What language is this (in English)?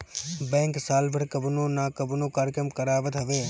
Bhojpuri